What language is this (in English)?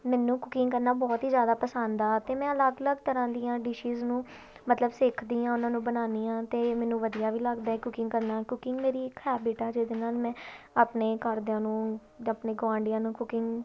Punjabi